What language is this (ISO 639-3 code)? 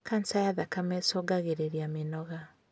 kik